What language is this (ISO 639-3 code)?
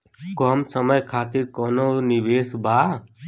bho